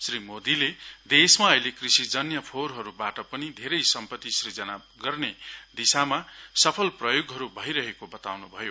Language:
Nepali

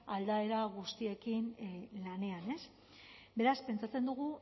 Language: Basque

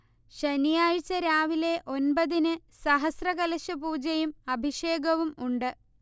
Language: Malayalam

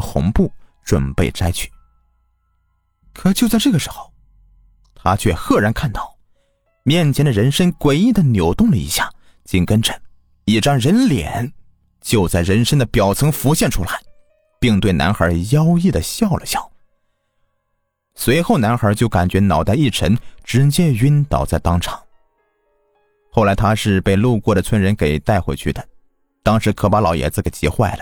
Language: Chinese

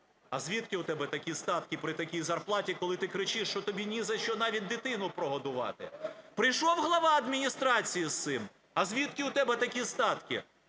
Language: Ukrainian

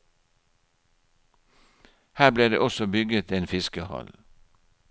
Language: Norwegian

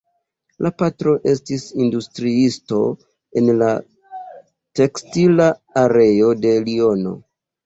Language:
Esperanto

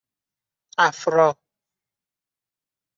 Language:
Persian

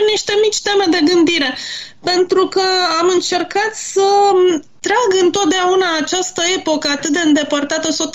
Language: Romanian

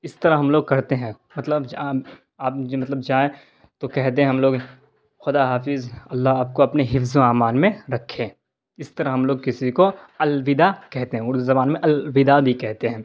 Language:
Urdu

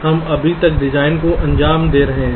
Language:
Hindi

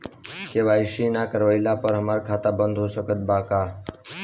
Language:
Bhojpuri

